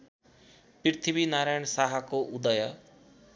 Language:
Nepali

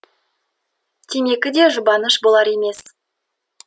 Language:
Kazakh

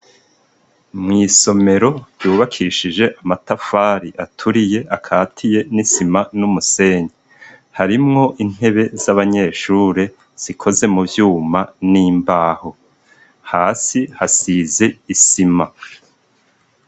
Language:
Rundi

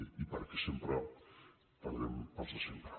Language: Catalan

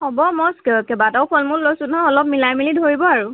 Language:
Assamese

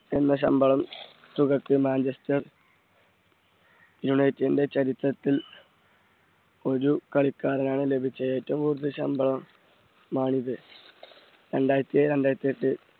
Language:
Malayalam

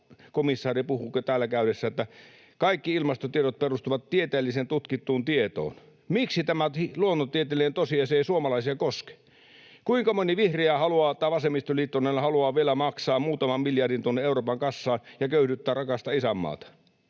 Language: Finnish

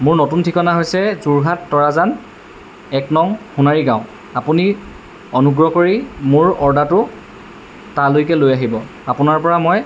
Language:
Assamese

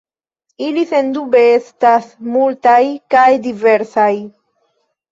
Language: Esperanto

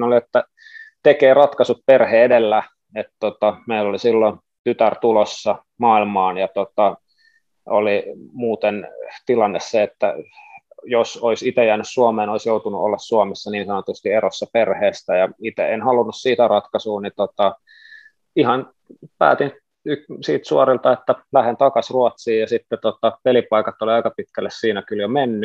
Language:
Finnish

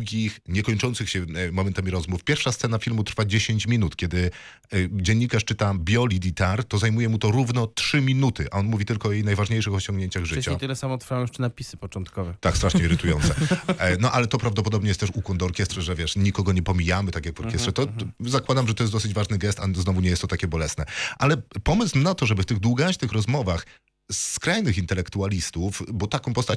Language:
Polish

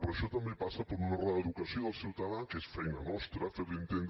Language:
Catalan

